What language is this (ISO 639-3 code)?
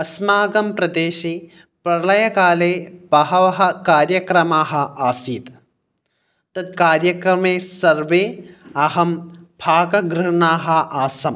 san